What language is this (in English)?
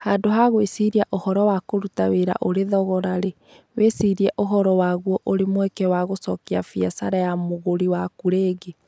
Kikuyu